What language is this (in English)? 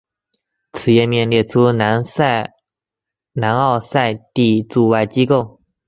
Chinese